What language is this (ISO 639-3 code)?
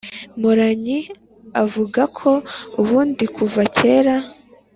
kin